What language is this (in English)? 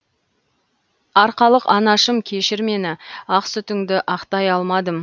Kazakh